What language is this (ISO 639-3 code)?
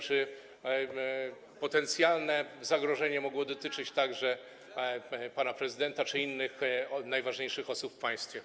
pol